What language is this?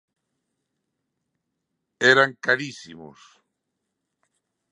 Galician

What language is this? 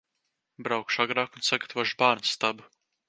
Latvian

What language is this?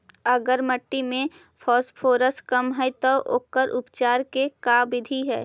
Magahi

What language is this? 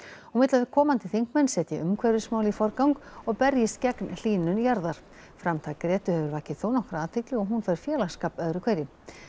Icelandic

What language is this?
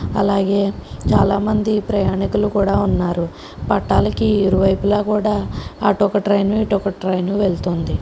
Telugu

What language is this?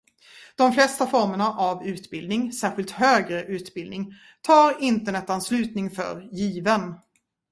Swedish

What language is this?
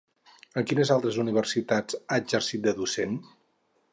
Catalan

